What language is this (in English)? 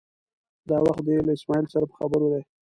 Pashto